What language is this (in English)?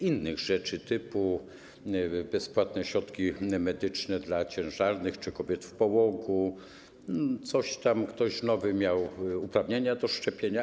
Polish